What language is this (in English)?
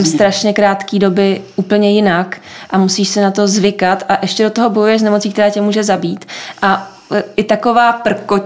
Czech